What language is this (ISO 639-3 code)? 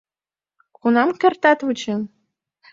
chm